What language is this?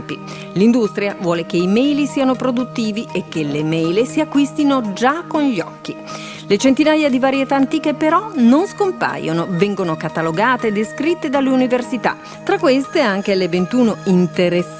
Italian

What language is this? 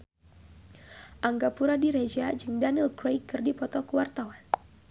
Sundanese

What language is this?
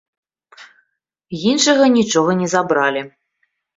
Belarusian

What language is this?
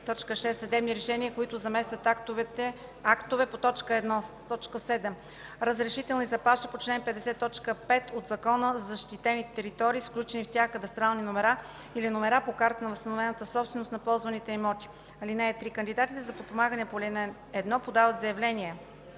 Bulgarian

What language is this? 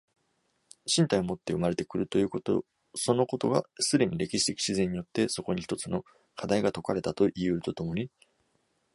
Japanese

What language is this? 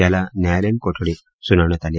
Marathi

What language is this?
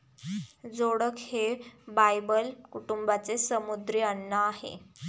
Marathi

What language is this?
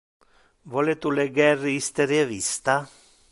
Interlingua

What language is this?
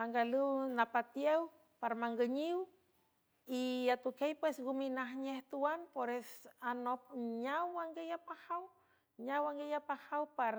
San Francisco Del Mar Huave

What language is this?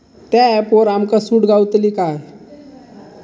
Marathi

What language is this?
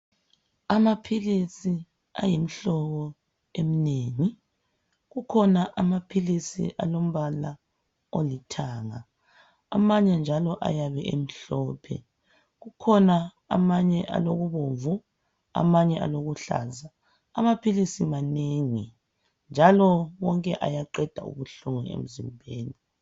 North Ndebele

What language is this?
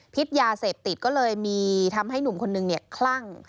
Thai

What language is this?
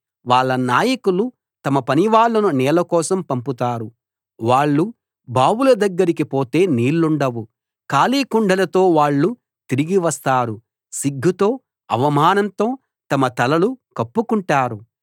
Telugu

